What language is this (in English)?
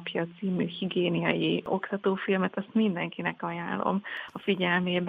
Hungarian